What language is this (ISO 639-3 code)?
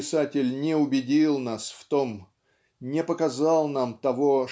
rus